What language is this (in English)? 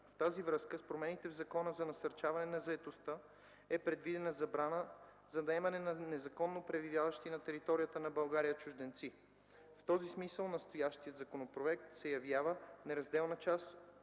Bulgarian